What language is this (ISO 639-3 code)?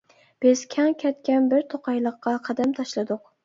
uig